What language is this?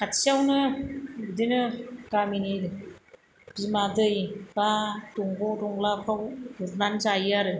Bodo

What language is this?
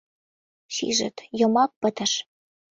Mari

